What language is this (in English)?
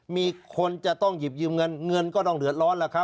Thai